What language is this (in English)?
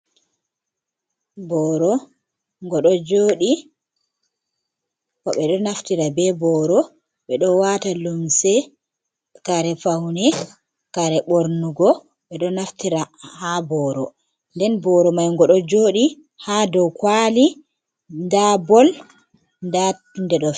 Fula